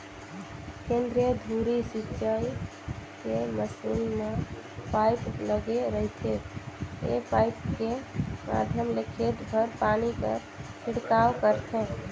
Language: Chhattisgarhi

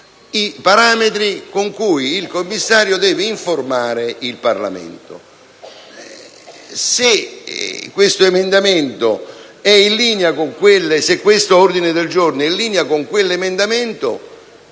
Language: Italian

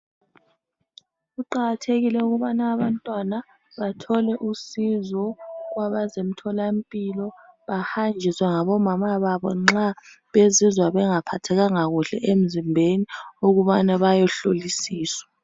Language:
North Ndebele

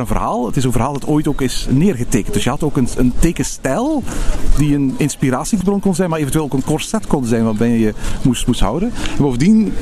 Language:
Dutch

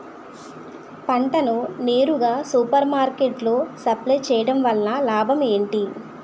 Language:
Telugu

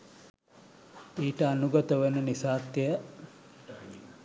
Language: Sinhala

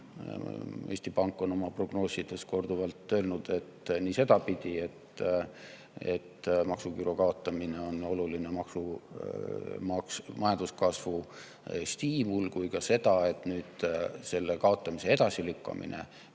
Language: Estonian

